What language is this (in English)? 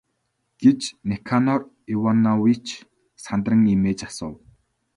Mongolian